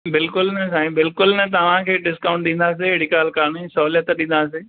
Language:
Sindhi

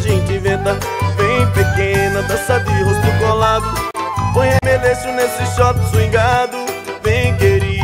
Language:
Portuguese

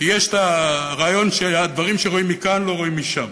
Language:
Hebrew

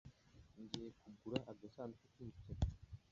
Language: Kinyarwanda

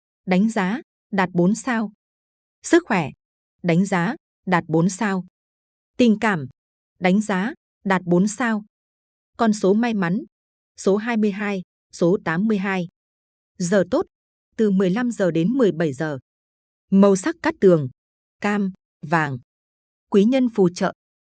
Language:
Vietnamese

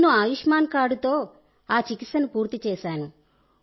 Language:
Telugu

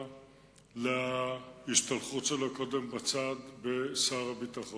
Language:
Hebrew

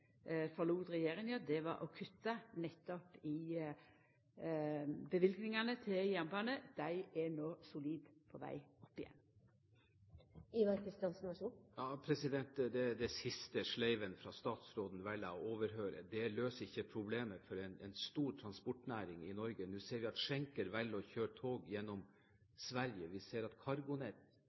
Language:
Norwegian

